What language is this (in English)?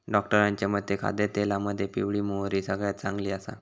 Marathi